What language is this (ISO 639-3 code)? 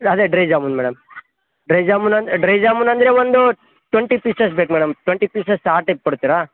kan